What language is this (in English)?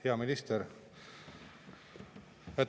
Estonian